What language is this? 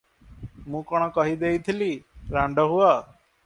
Odia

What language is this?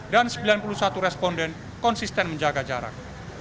Indonesian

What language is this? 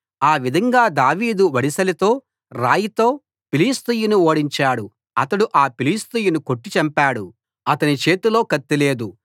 Telugu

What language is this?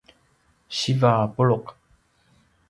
Paiwan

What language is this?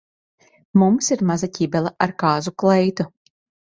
Latvian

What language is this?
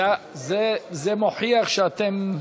Hebrew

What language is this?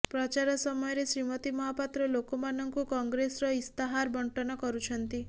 Odia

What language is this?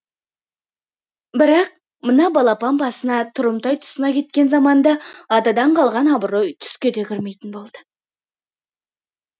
Kazakh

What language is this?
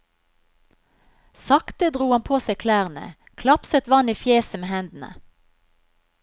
Norwegian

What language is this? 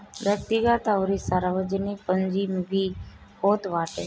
Bhojpuri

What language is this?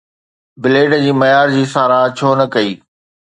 Sindhi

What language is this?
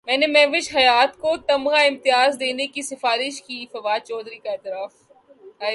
Urdu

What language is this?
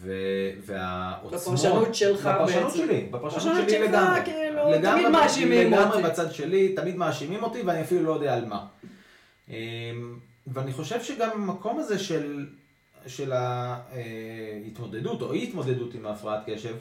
Hebrew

